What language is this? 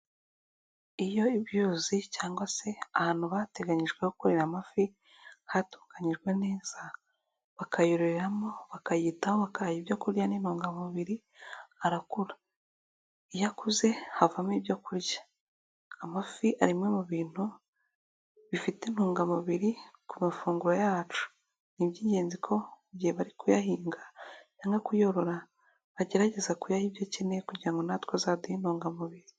Kinyarwanda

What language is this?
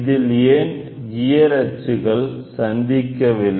Tamil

